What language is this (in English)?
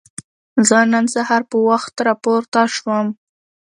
Pashto